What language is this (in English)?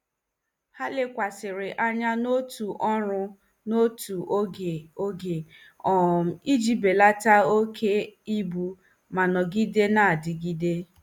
Igbo